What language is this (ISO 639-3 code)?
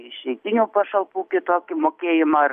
lit